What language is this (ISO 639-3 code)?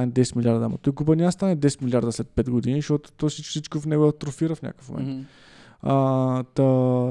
bul